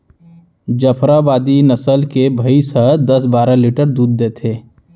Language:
Chhattisgarhi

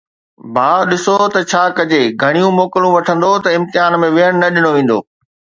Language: Sindhi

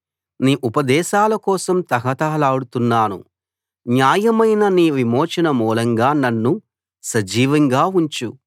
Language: Telugu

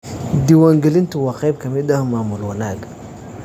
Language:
Somali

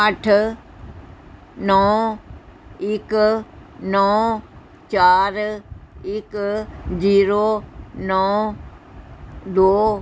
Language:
Punjabi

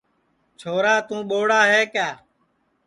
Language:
Sansi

